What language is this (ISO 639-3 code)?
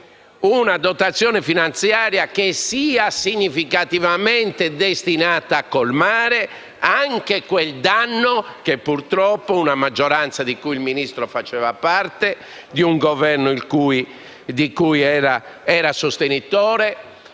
ita